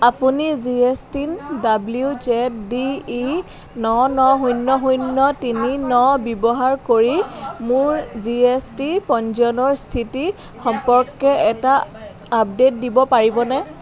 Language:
Assamese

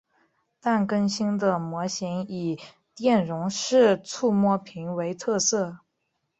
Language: Chinese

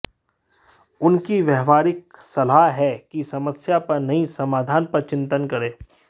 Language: Hindi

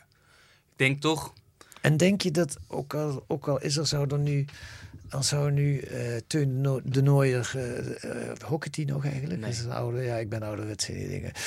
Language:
Dutch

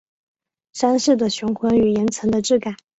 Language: Chinese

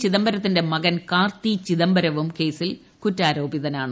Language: Malayalam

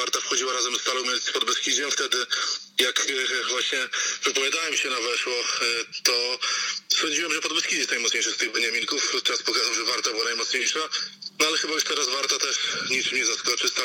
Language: Polish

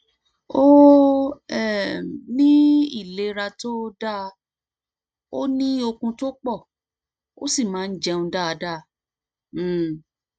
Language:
Yoruba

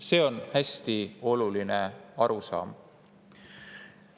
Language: Estonian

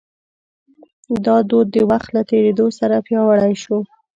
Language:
Pashto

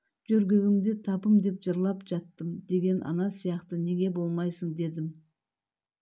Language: Kazakh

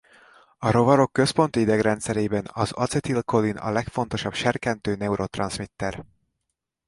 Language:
Hungarian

